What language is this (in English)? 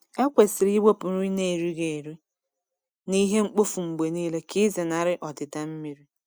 Igbo